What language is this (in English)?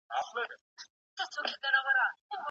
Pashto